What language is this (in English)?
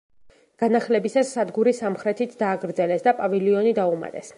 Georgian